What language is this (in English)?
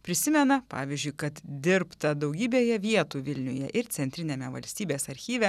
Lithuanian